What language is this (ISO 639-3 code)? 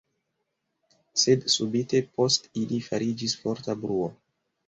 epo